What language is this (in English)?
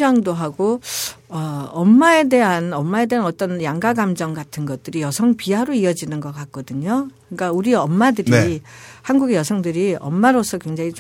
Korean